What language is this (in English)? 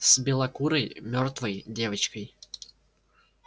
Russian